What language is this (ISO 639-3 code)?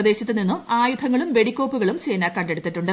mal